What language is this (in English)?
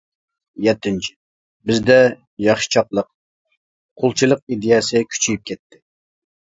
Uyghur